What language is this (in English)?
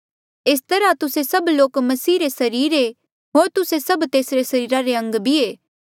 Mandeali